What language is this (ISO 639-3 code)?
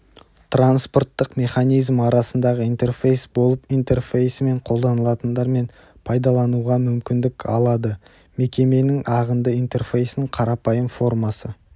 kaz